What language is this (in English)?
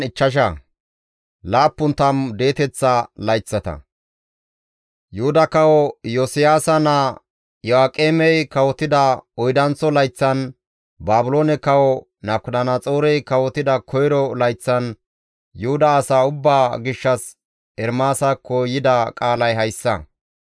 Gamo